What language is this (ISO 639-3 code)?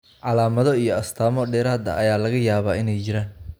som